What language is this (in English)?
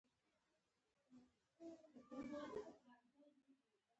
Pashto